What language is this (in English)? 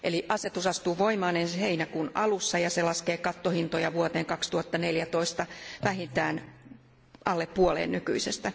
Finnish